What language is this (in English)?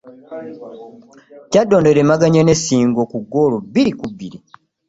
Ganda